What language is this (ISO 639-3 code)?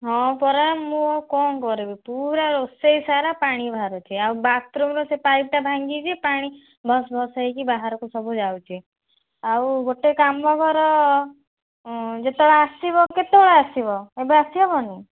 ori